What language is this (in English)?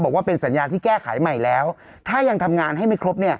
Thai